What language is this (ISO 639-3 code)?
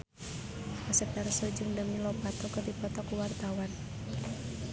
sun